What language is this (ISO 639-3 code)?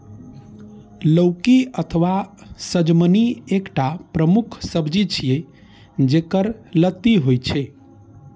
mai